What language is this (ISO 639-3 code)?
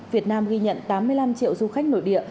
vie